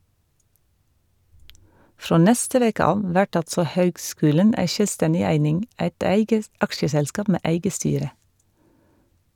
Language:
Norwegian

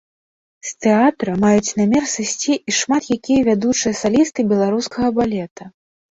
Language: Belarusian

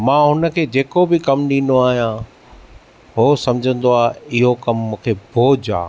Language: Sindhi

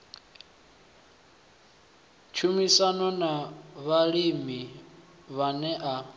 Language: Venda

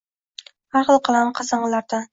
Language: Uzbek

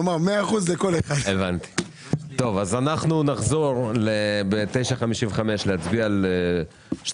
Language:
Hebrew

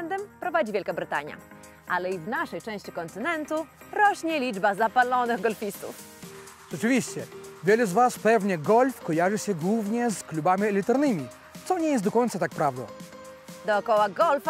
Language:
Polish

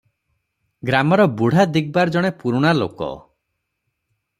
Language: Odia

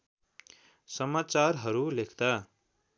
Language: Nepali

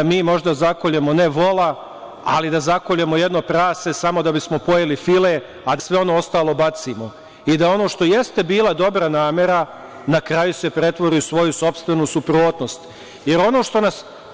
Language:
Serbian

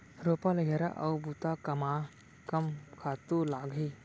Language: Chhattisgarhi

